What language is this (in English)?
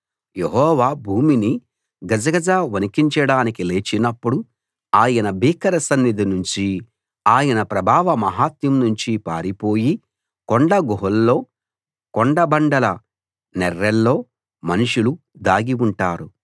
Telugu